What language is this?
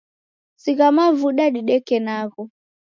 Taita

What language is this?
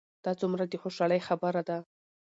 Pashto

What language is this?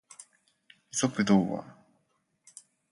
Japanese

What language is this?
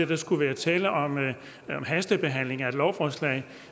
Danish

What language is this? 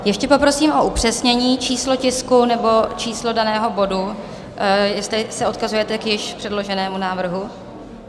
Czech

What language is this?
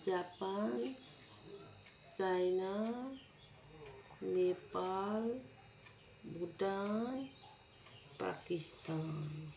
Nepali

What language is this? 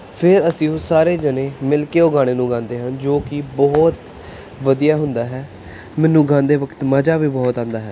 Punjabi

